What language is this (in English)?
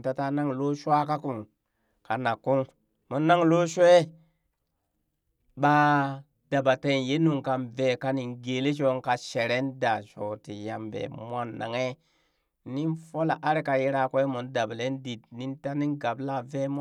Burak